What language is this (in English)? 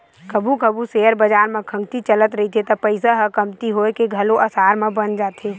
Chhattisgarhi